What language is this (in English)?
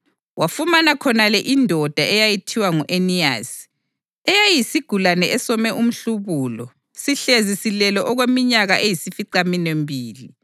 North Ndebele